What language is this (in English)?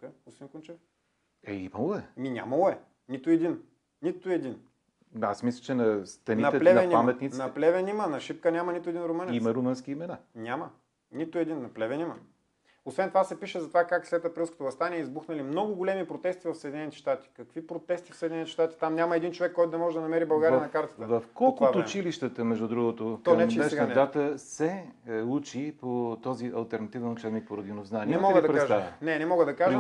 Bulgarian